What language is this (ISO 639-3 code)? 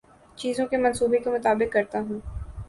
urd